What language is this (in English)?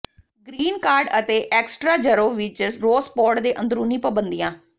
Punjabi